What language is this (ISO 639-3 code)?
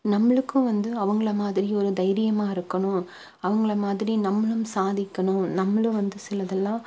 tam